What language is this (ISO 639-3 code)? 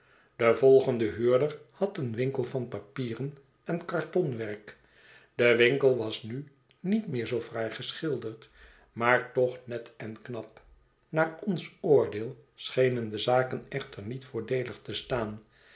nld